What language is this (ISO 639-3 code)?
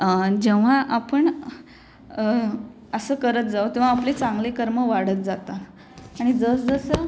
mar